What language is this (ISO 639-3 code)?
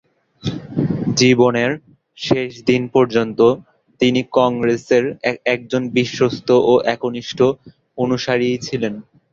ben